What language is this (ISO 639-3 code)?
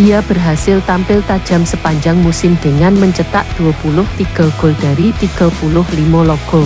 ind